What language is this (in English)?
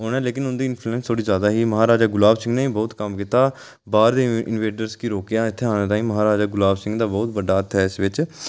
Dogri